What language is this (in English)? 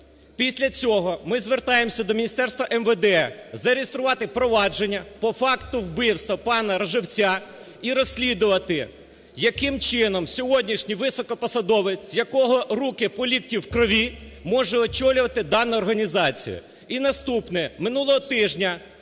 Ukrainian